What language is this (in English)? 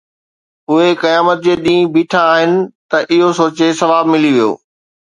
Sindhi